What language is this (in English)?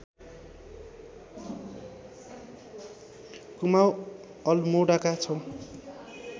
Nepali